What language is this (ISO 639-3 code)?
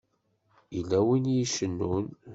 kab